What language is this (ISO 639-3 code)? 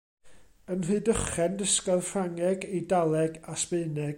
cym